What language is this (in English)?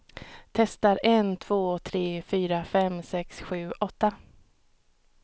Swedish